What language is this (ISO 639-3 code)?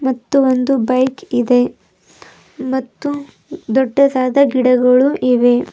kan